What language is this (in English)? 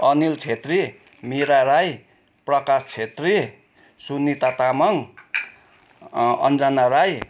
Nepali